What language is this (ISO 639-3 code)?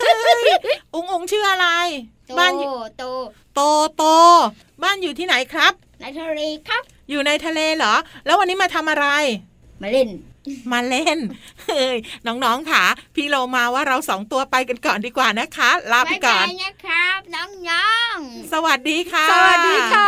tha